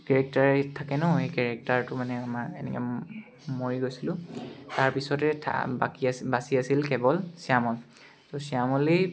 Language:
Assamese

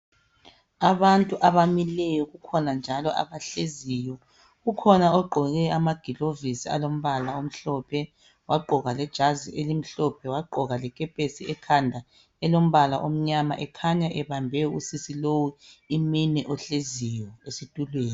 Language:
North Ndebele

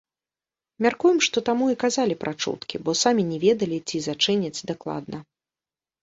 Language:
Belarusian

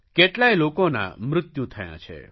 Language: Gujarati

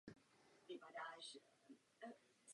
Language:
Czech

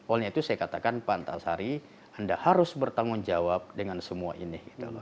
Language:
Indonesian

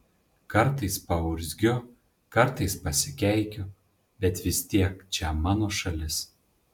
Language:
Lithuanian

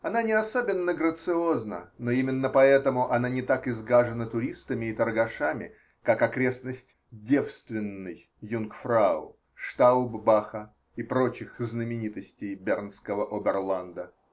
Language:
Russian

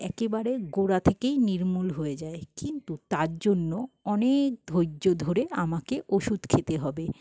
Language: Bangla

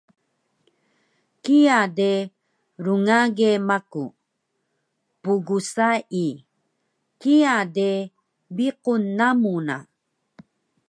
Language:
Taroko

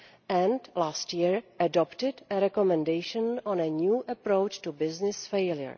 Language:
English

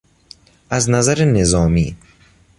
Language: Persian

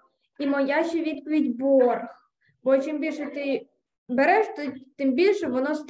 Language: Ukrainian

